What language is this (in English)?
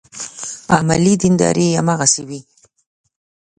Pashto